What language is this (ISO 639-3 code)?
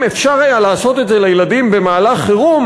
heb